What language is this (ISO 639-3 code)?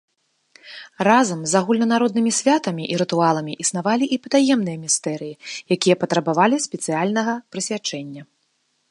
bel